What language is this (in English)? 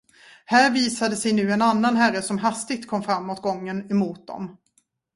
Swedish